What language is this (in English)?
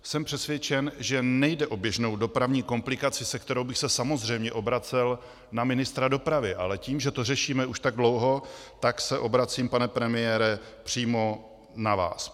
Czech